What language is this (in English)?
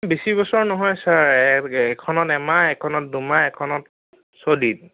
Assamese